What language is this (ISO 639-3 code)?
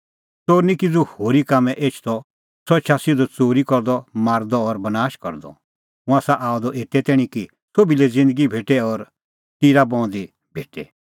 kfx